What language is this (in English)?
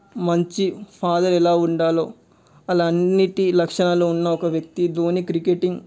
Telugu